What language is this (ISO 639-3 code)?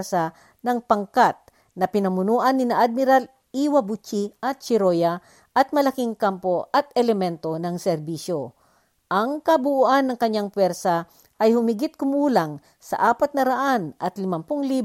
fil